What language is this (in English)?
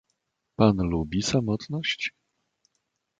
Polish